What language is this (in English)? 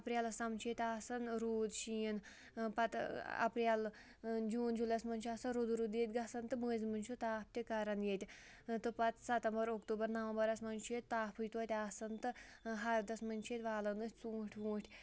Kashmiri